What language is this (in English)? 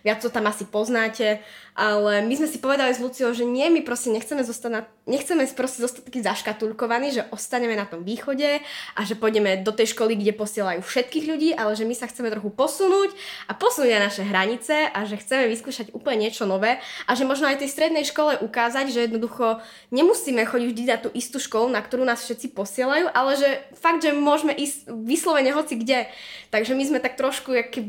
Slovak